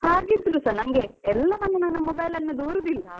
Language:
Kannada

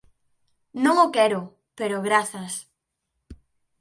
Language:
Galician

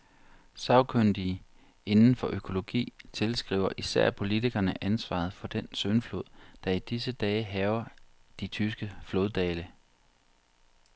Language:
Danish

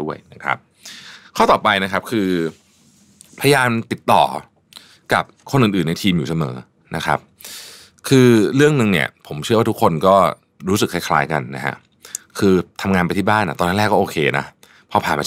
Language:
Thai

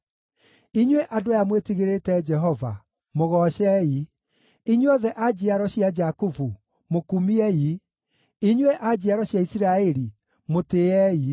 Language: Kikuyu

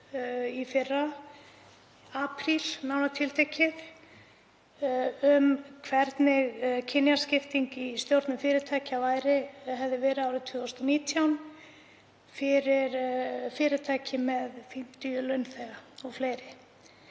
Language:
Icelandic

